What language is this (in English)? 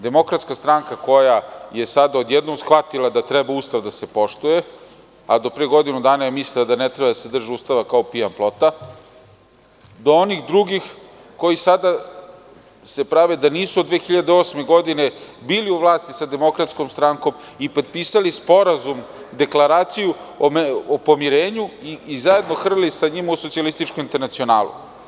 Serbian